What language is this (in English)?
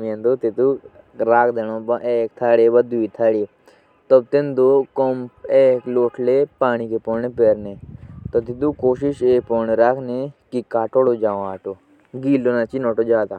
Jaunsari